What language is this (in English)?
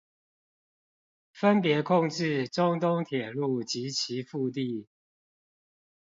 Chinese